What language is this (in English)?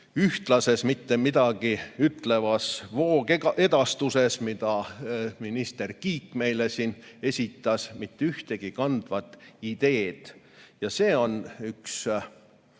Estonian